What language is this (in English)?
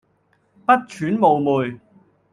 Cantonese